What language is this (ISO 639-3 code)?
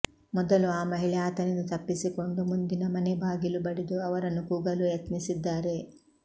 kan